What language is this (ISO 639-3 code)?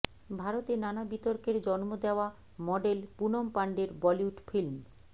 ben